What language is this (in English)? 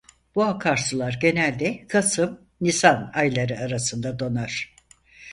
Turkish